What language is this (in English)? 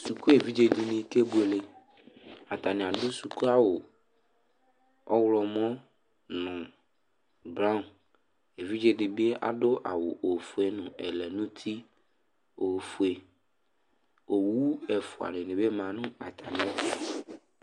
Ikposo